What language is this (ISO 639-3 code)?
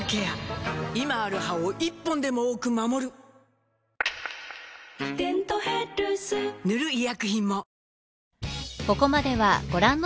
jpn